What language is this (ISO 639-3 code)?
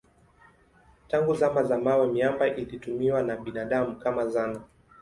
swa